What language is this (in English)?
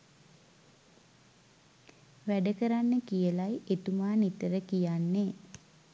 Sinhala